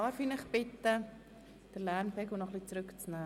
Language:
Swiss German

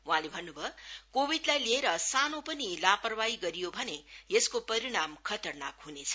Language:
Nepali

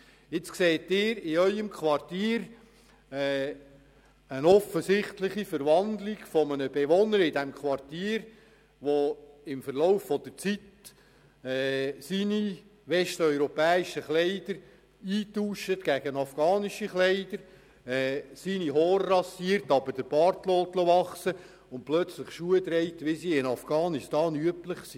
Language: Swiss German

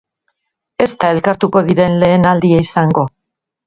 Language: Basque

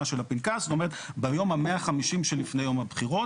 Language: Hebrew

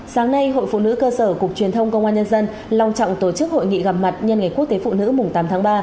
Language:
Vietnamese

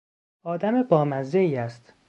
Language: Persian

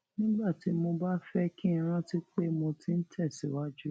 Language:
Yoruba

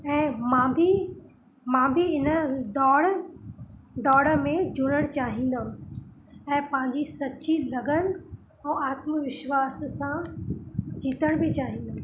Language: Sindhi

